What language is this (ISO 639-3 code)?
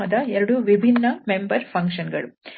kan